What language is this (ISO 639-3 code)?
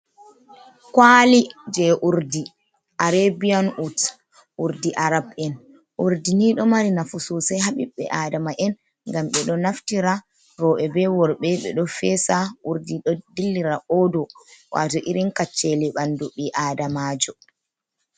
ful